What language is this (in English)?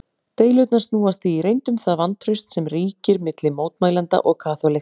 Icelandic